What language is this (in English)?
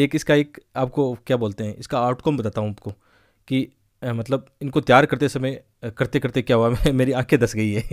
Hindi